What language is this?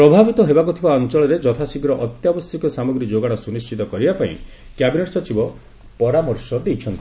Odia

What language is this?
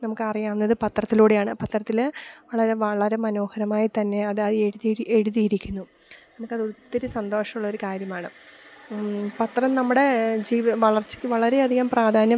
Malayalam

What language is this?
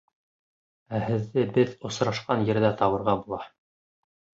Bashkir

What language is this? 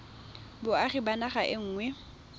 Tswana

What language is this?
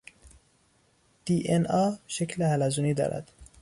Persian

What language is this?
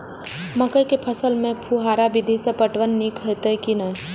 Maithili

